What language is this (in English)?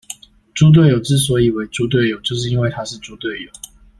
Chinese